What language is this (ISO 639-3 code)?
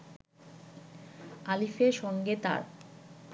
ben